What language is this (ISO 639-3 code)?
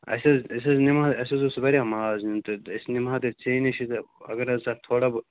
kas